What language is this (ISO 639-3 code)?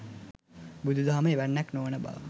sin